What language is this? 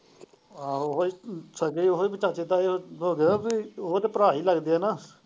Punjabi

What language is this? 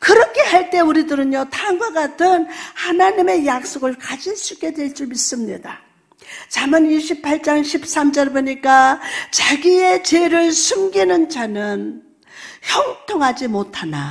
Korean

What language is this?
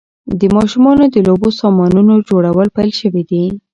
Pashto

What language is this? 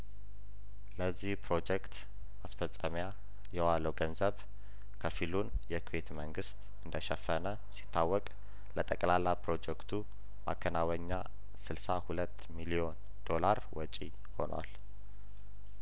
Amharic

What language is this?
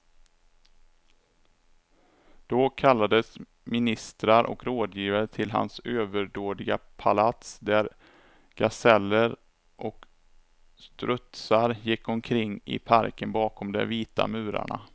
Swedish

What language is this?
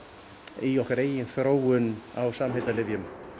Icelandic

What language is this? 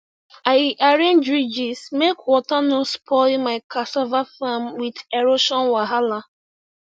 Nigerian Pidgin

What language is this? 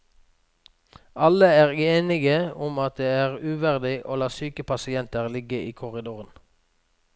Norwegian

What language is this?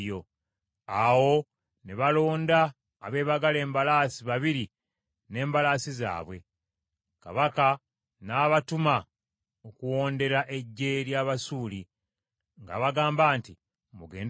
Ganda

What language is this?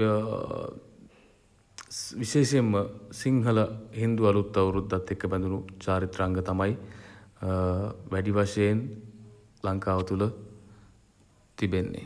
Sinhala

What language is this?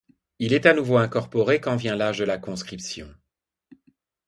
French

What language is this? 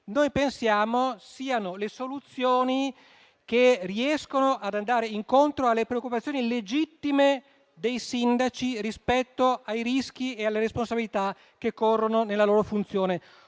Italian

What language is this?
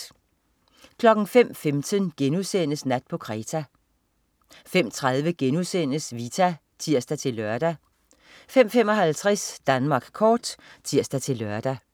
Danish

